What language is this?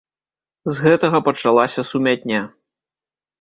Belarusian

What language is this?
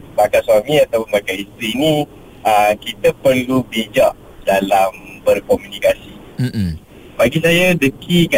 Malay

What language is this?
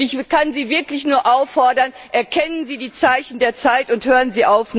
German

